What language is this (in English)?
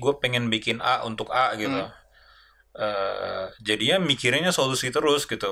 Indonesian